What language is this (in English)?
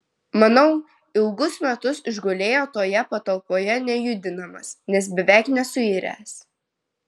Lithuanian